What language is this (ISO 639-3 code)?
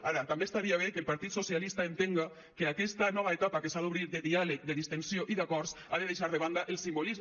cat